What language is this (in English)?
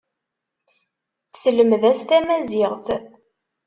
Kabyle